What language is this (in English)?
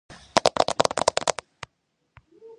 Georgian